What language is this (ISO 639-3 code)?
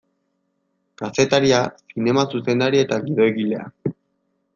eus